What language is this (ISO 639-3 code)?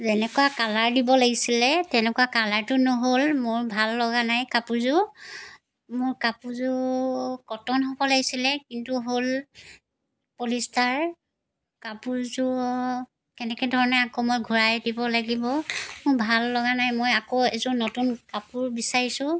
asm